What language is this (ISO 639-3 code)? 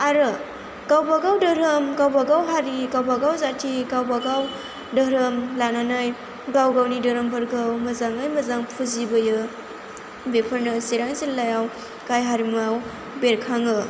brx